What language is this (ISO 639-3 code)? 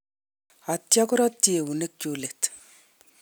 kln